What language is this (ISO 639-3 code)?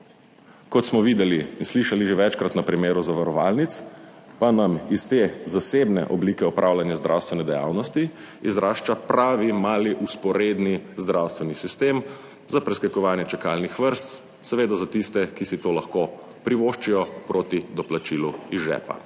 slv